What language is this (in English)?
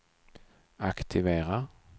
Swedish